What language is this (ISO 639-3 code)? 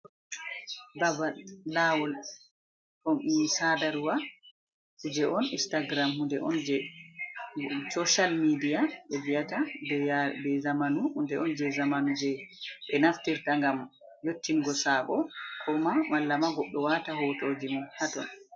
ful